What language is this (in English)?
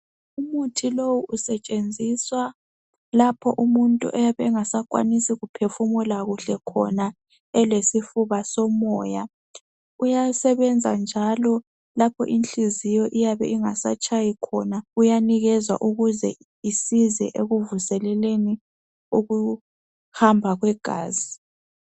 North Ndebele